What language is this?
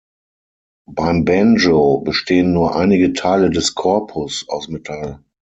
German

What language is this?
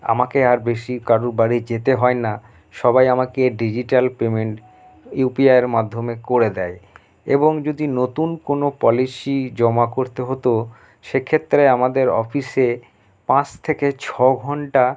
Bangla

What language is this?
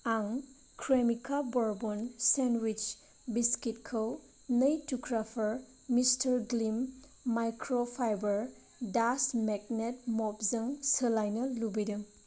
Bodo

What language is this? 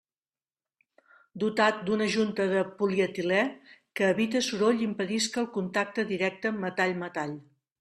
Catalan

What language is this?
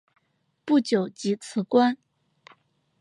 Chinese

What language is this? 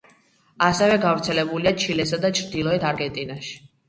Georgian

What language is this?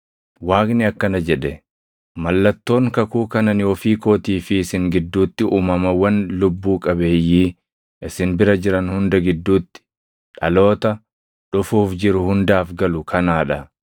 Oromo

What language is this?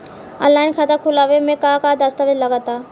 Bhojpuri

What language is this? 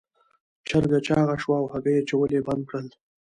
Pashto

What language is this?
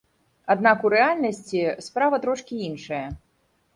Belarusian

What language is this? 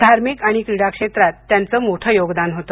Marathi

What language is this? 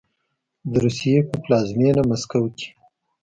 Pashto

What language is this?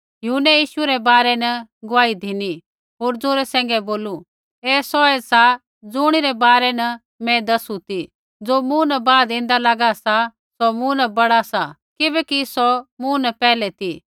Kullu Pahari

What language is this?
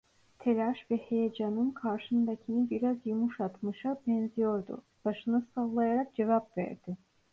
Turkish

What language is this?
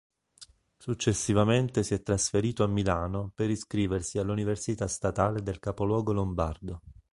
Italian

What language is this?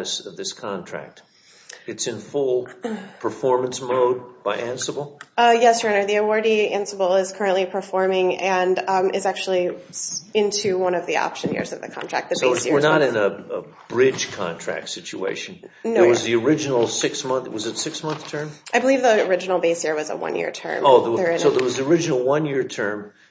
English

